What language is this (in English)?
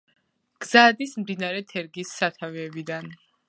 Georgian